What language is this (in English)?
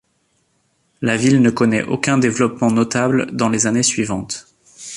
French